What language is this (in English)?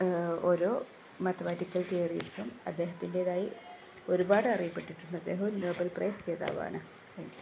Malayalam